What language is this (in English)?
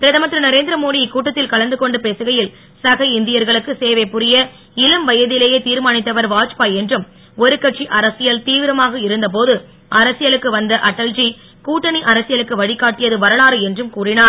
Tamil